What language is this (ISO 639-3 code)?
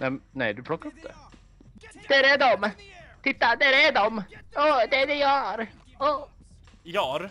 swe